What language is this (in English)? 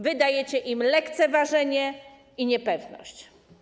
Polish